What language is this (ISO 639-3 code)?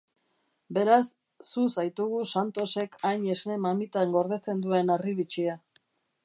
eus